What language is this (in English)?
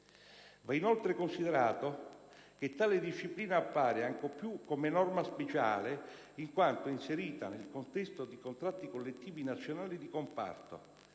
Italian